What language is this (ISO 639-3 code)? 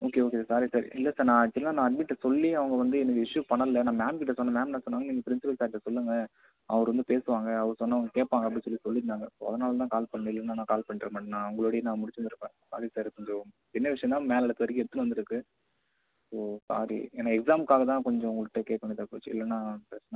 tam